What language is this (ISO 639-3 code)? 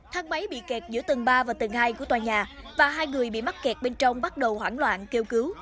vie